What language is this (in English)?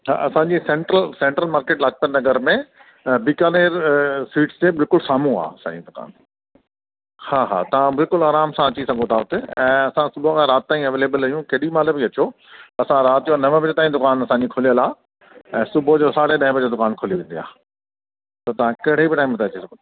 Sindhi